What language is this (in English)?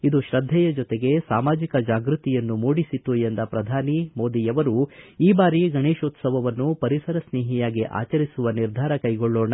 Kannada